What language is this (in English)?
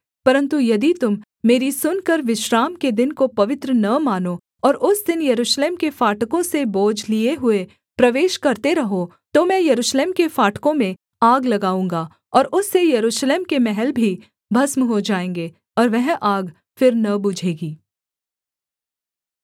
Hindi